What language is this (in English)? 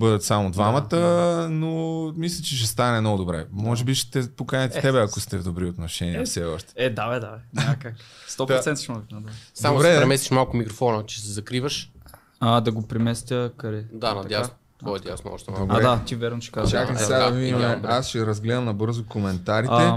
Bulgarian